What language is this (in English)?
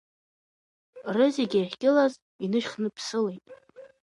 Abkhazian